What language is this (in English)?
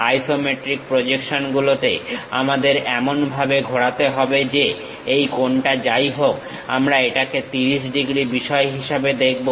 Bangla